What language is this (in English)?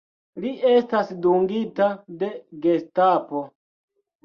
Esperanto